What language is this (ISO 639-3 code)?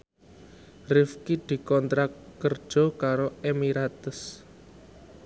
jav